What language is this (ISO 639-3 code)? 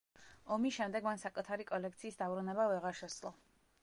kat